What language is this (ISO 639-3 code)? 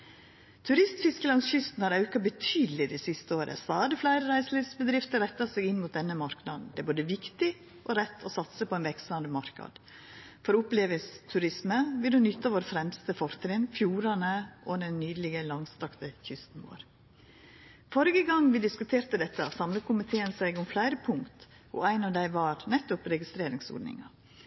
nno